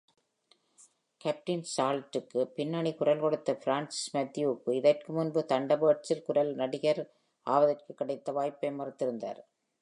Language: Tamil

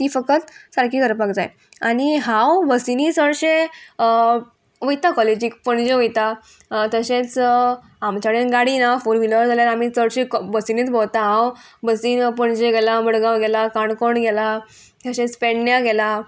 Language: Konkani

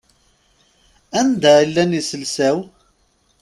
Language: Kabyle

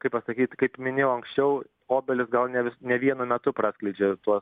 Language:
Lithuanian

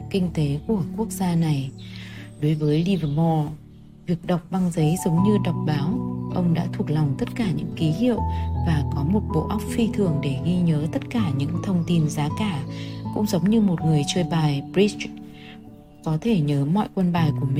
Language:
Vietnamese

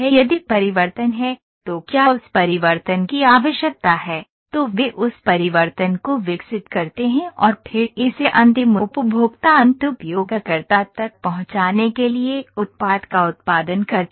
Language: Hindi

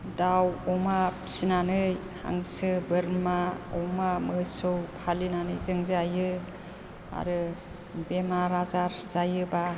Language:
Bodo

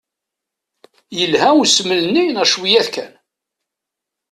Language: Kabyle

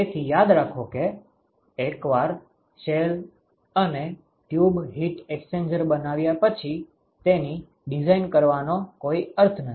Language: Gujarati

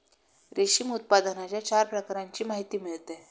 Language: Marathi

